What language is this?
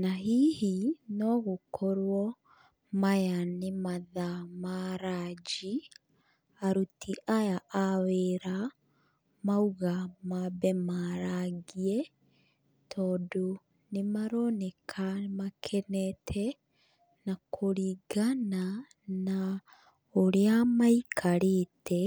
Kikuyu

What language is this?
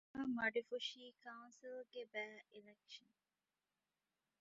Divehi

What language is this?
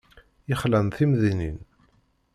Kabyle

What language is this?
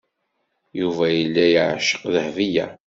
Kabyle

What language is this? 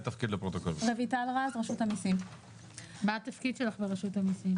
Hebrew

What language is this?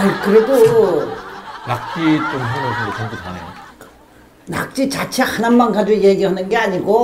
Korean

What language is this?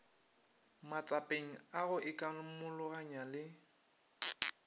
Northern Sotho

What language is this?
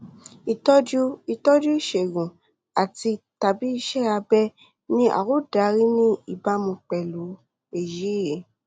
Yoruba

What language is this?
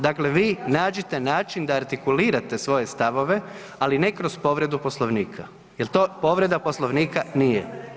Croatian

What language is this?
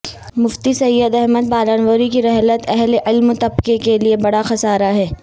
Urdu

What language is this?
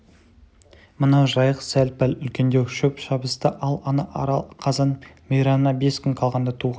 Kazakh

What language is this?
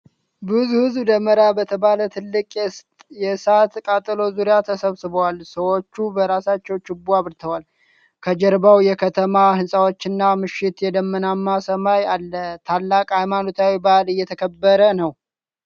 Amharic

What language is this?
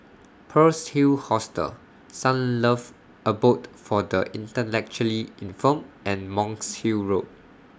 English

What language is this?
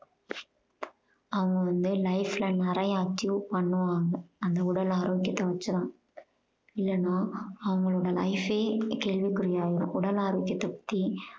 Tamil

